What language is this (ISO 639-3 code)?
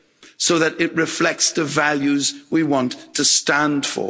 eng